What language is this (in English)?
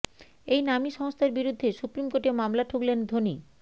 Bangla